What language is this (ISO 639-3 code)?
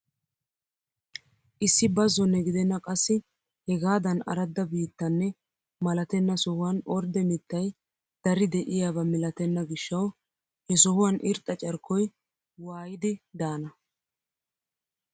wal